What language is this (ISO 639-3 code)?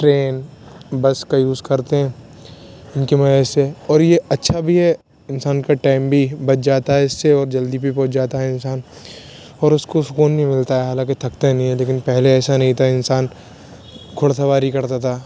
urd